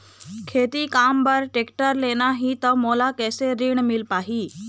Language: Chhattisgarhi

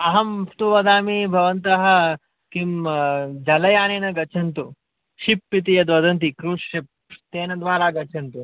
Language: Sanskrit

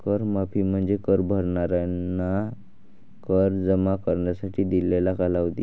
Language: Marathi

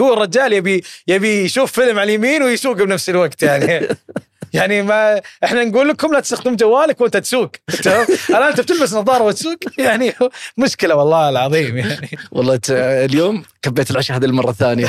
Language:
Arabic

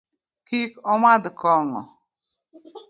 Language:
Luo (Kenya and Tanzania)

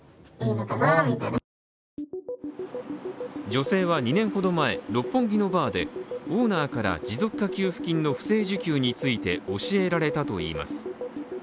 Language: Japanese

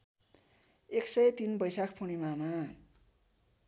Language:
Nepali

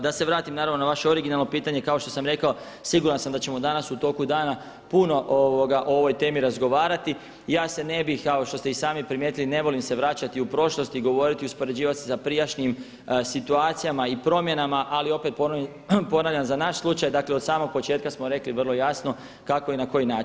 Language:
Croatian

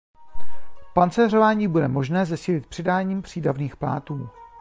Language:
Czech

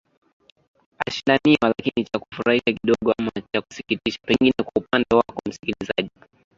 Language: Swahili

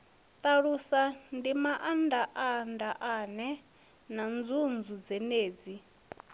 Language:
Venda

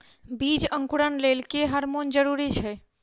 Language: Maithili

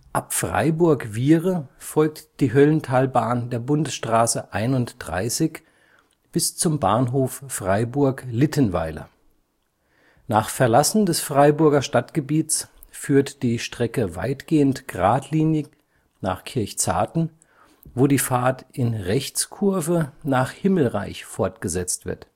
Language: German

